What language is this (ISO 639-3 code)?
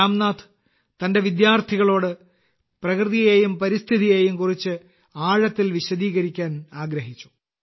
mal